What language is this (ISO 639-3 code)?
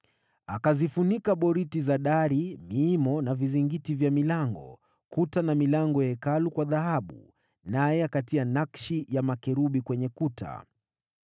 swa